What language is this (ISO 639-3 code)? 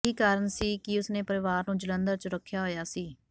pan